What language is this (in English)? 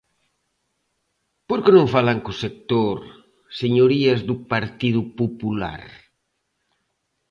Galician